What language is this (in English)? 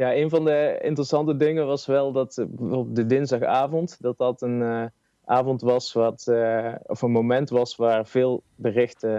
Dutch